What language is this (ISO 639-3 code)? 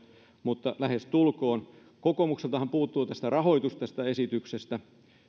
fin